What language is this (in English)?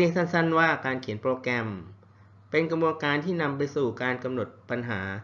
Thai